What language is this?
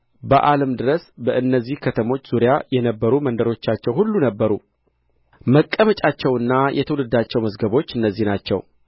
Amharic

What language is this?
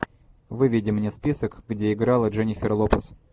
Russian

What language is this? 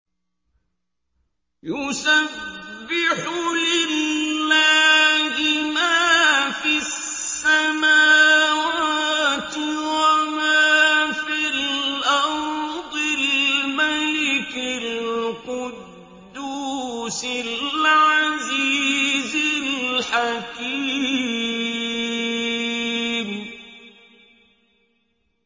Arabic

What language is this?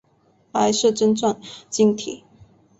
Chinese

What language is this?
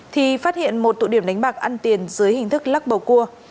Vietnamese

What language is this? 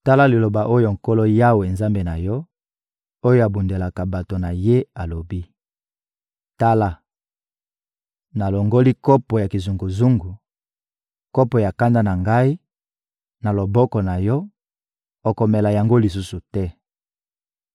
Lingala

